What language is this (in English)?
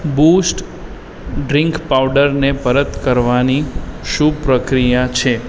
Gujarati